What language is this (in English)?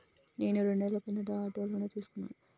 Telugu